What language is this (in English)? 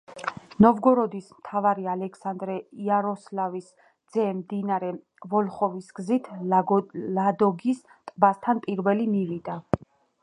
Georgian